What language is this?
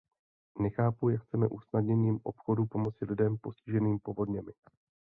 Czech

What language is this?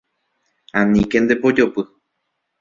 Guarani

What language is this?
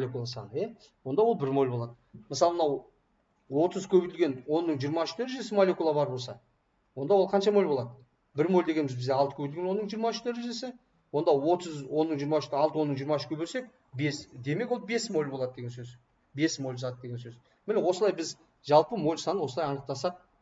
Turkish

